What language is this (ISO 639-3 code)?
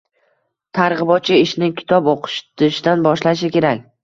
uzb